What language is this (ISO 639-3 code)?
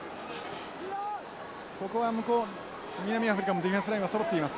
jpn